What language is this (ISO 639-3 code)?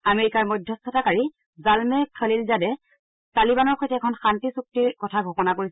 asm